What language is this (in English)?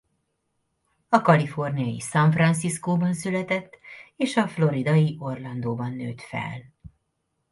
Hungarian